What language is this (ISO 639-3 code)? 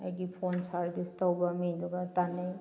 mni